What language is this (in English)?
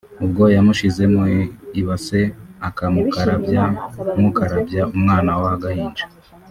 Kinyarwanda